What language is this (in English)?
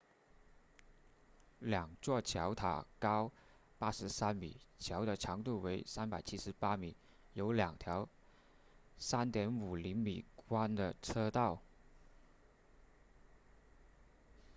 Chinese